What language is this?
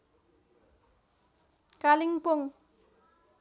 Nepali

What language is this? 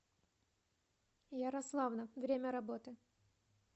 Russian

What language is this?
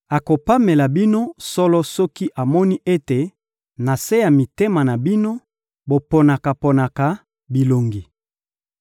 Lingala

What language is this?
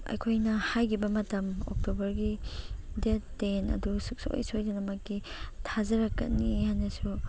Manipuri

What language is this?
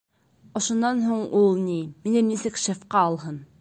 Bashkir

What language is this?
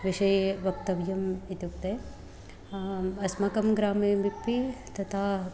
Sanskrit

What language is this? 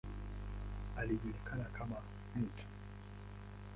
Swahili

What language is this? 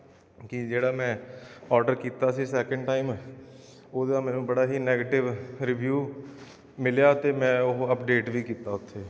Punjabi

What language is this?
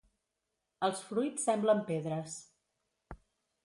Catalan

